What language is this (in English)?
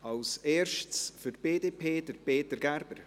Swiss German